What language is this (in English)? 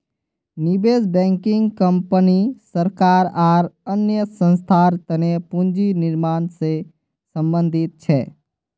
Magahi